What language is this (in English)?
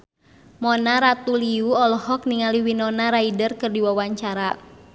Sundanese